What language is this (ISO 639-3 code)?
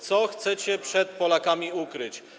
pol